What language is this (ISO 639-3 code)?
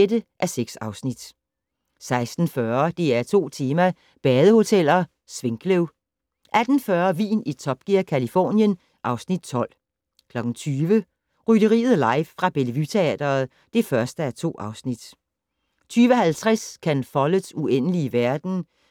dan